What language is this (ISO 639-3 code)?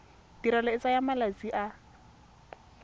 tsn